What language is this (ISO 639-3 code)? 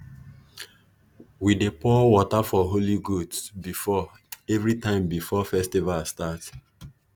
pcm